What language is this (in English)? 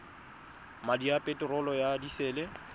Tswana